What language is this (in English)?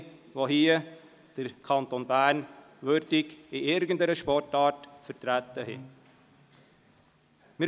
Swiss German